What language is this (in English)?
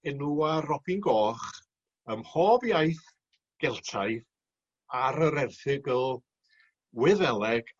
Welsh